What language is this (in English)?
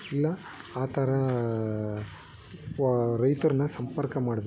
Kannada